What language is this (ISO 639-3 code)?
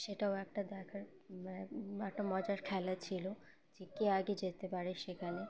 ben